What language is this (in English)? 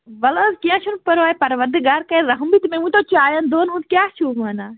Kashmiri